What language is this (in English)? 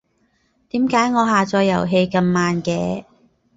Cantonese